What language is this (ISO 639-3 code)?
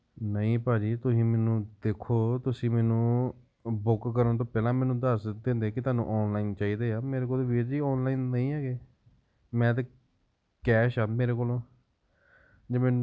pan